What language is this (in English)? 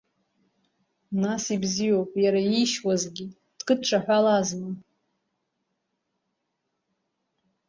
Abkhazian